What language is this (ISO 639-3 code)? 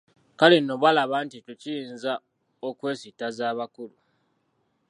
lug